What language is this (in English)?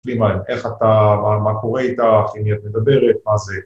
Hebrew